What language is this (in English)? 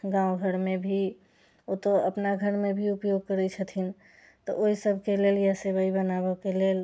Maithili